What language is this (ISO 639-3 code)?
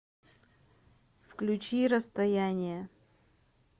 rus